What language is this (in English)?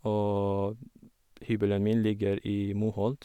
Norwegian